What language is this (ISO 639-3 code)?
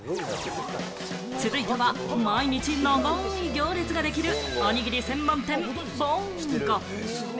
jpn